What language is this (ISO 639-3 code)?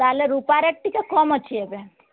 ori